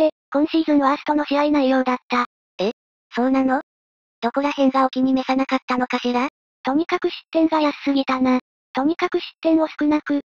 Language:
Japanese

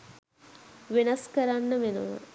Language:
Sinhala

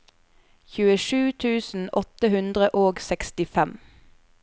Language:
Norwegian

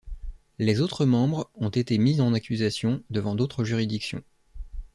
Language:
French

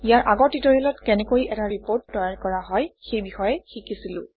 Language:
Assamese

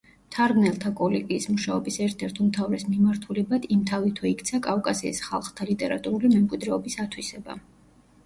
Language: Georgian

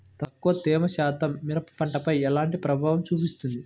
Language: Telugu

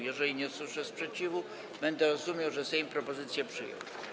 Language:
Polish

